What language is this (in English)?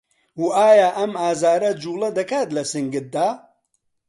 Central Kurdish